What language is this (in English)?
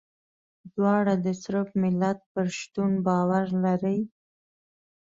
Pashto